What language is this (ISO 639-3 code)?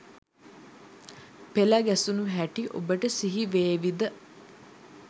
sin